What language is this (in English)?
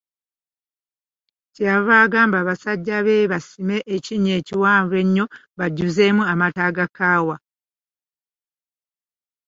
Ganda